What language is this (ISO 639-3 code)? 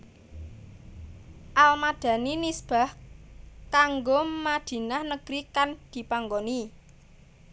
jav